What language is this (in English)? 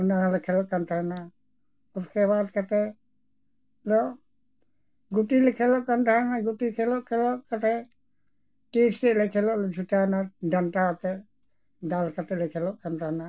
Santali